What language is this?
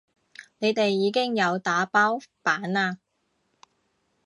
Cantonese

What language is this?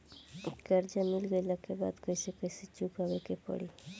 Bhojpuri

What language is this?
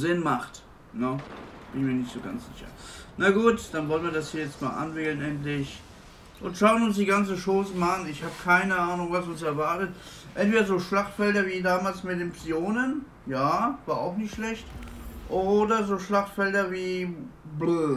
German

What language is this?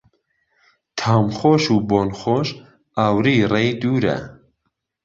Central Kurdish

